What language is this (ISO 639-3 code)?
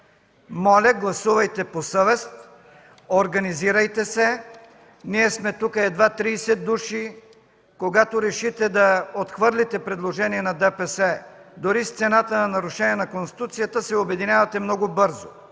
bul